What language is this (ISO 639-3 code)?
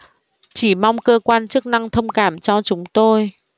vie